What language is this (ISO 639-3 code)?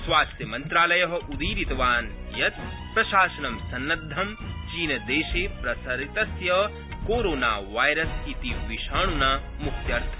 san